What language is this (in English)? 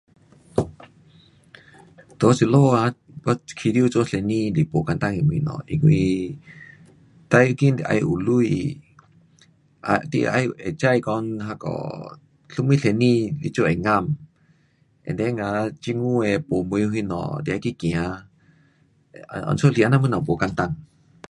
Pu-Xian Chinese